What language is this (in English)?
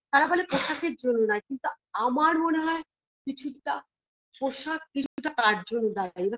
Bangla